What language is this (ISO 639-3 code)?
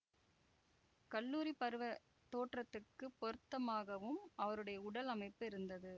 tam